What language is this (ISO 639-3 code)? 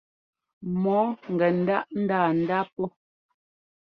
jgo